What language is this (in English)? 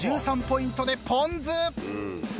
Japanese